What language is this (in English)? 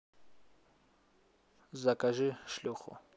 Russian